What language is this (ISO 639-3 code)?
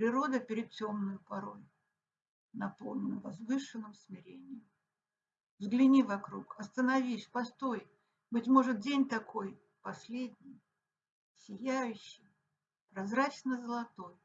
rus